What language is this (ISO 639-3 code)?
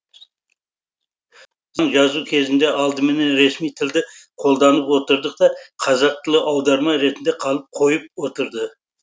kaz